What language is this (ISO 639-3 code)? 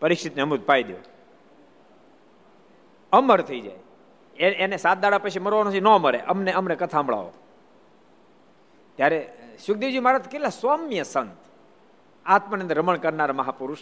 guj